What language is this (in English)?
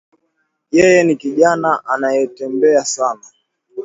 Swahili